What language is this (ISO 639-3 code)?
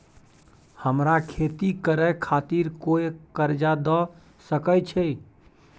mai